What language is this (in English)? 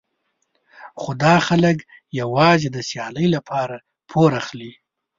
Pashto